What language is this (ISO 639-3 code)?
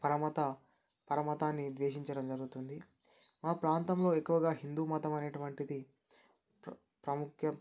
tel